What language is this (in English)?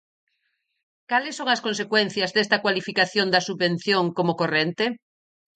Galician